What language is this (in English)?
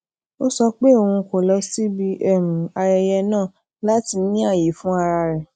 Yoruba